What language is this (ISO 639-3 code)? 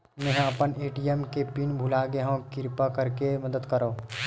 hne